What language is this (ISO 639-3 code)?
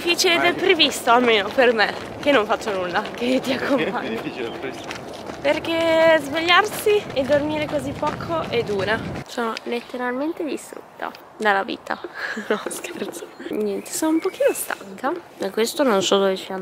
ita